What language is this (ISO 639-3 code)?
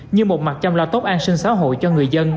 vie